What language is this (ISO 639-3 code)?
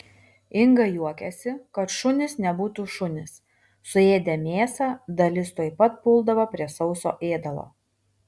lit